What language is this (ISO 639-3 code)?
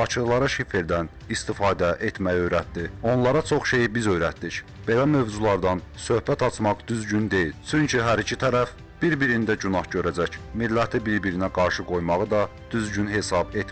tur